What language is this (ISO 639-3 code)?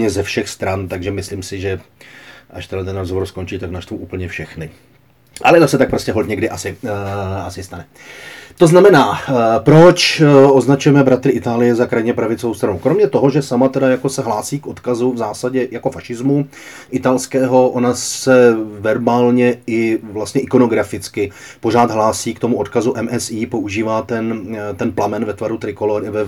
ces